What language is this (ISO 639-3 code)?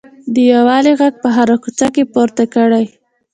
pus